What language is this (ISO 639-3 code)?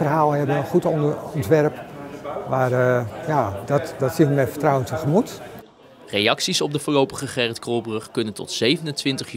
nld